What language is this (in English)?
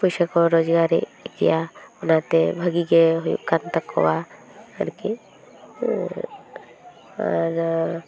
Santali